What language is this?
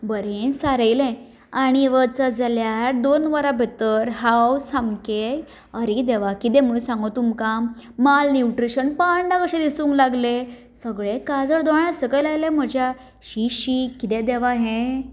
Konkani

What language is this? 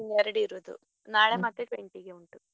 Kannada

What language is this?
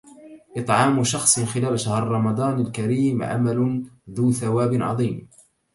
Arabic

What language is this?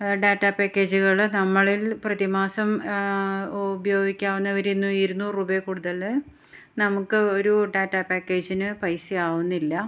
Malayalam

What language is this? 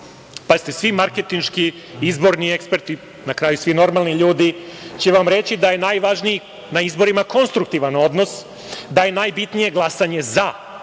Serbian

